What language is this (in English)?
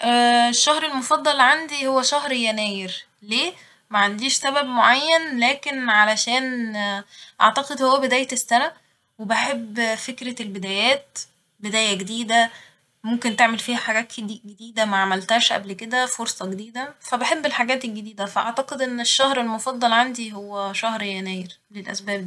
Egyptian Arabic